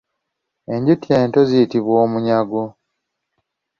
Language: Ganda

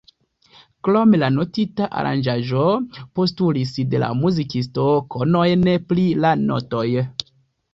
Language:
Esperanto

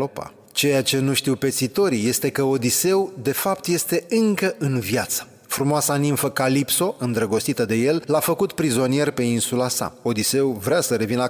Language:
Romanian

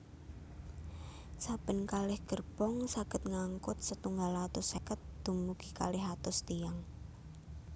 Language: Javanese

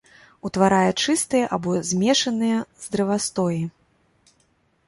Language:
Belarusian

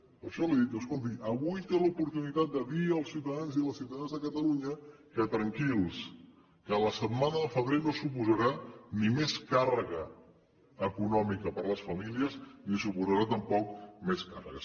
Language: Catalan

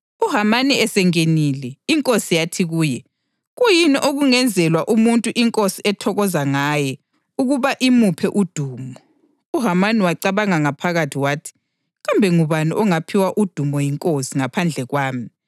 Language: North Ndebele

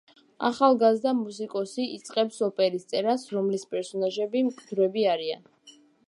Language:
Georgian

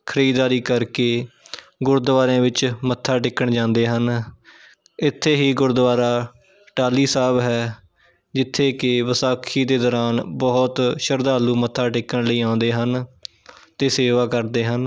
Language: Punjabi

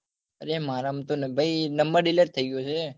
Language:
Gujarati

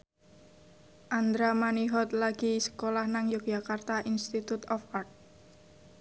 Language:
Javanese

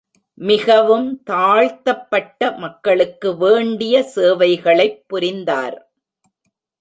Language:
Tamil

